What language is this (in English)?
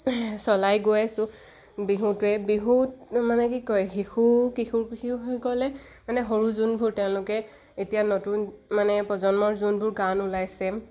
Assamese